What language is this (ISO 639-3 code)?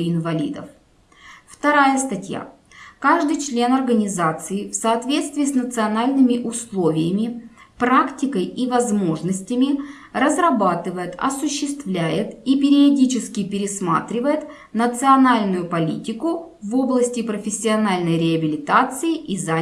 rus